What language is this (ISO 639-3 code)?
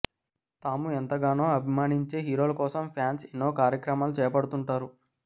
tel